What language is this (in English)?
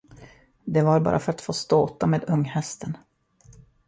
Swedish